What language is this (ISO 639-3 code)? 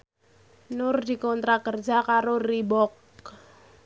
jav